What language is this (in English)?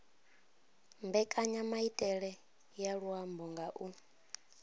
Venda